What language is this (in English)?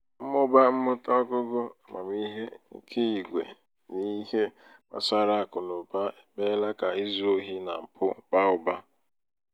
Igbo